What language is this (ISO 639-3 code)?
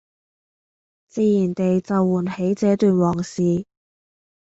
yue